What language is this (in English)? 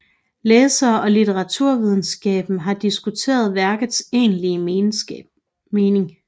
Danish